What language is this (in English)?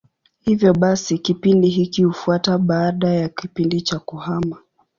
Swahili